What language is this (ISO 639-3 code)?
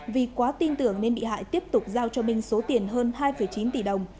vie